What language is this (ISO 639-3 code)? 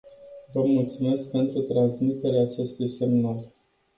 ron